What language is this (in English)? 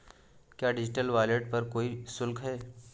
Hindi